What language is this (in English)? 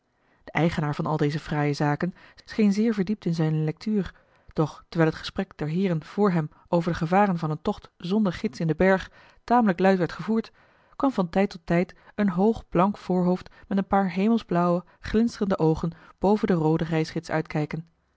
Dutch